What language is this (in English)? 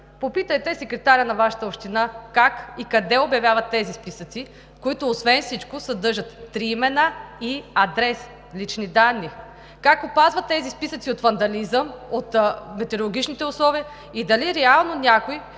Bulgarian